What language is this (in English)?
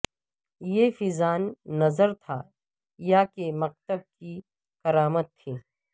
Urdu